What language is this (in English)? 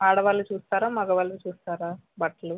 Telugu